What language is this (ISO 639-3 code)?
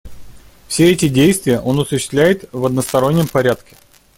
rus